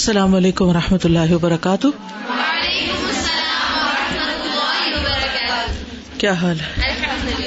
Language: Urdu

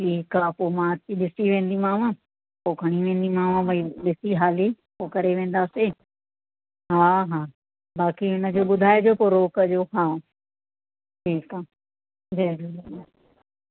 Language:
Sindhi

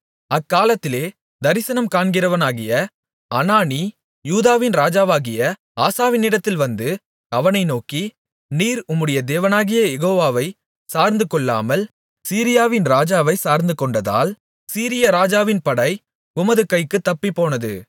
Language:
Tamil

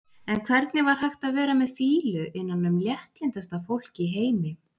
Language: Icelandic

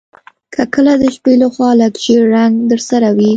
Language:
Pashto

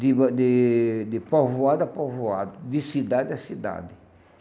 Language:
Portuguese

